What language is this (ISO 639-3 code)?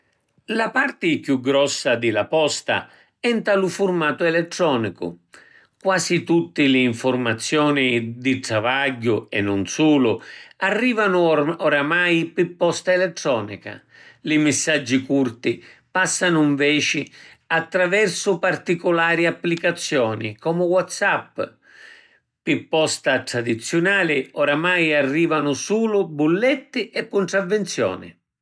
scn